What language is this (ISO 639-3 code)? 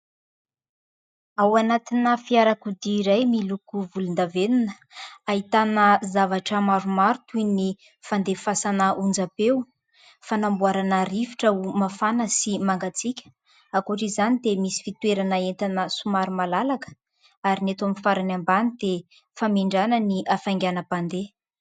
mlg